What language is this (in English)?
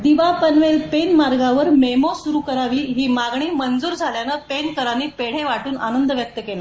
Marathi